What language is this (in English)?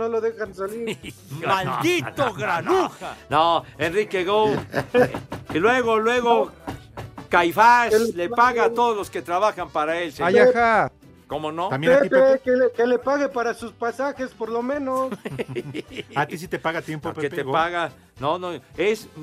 Spanish